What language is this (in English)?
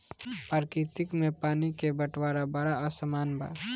Bhojpuri